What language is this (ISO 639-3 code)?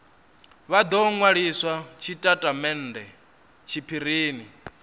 ven